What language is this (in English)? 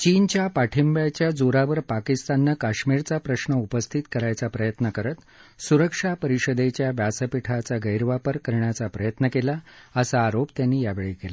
Marathi